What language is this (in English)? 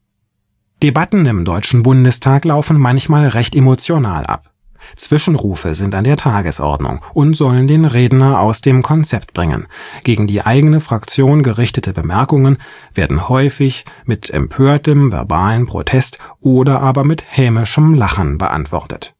German